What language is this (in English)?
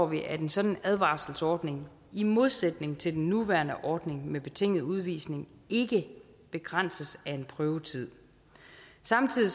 Danish